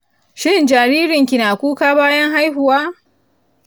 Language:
Hausa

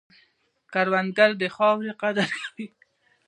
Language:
Pashto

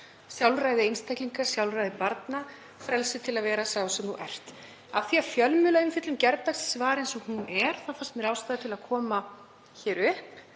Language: Icelandic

